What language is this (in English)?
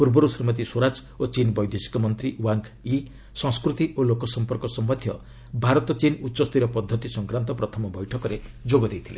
Odia